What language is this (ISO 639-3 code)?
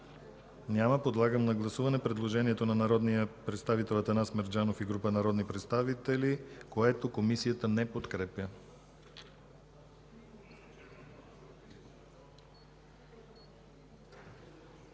bul